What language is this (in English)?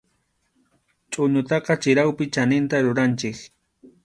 Arequipa-La Unión Quechua